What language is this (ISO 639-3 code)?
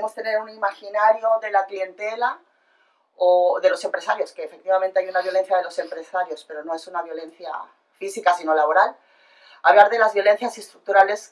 spa